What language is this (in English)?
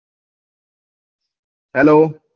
Gujarati